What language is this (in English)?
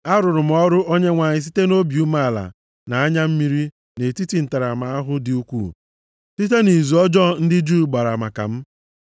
Igbo